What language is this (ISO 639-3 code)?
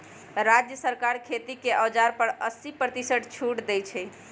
mag